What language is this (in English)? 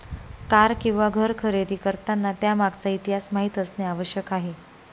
Marathi